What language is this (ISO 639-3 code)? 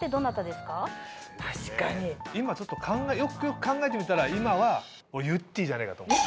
jpn